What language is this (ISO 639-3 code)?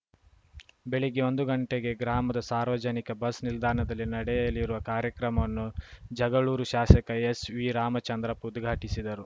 kan